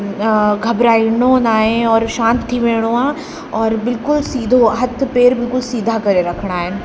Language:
Sindhi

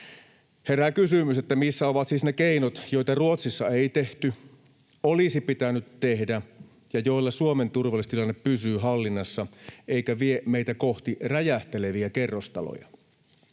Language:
Finnish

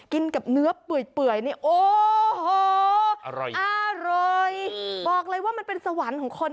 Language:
Thai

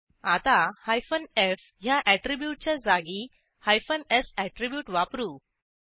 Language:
Marathi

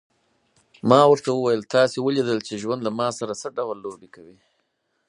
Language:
Pashto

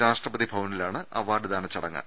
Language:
Malayalam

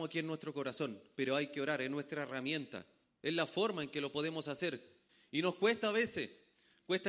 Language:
Spanish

